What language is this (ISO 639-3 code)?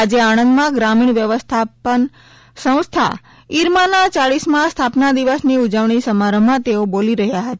guj